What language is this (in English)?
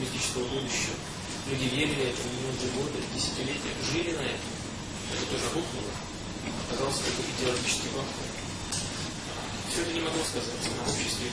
Russian